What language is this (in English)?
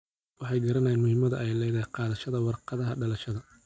Somali